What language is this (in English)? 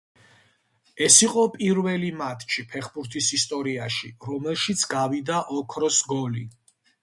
Georgian